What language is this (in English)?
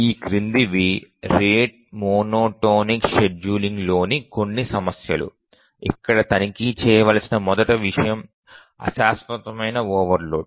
Telugu